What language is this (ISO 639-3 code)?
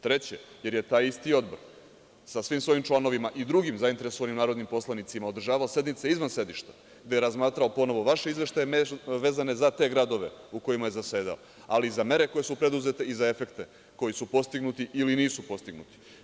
srp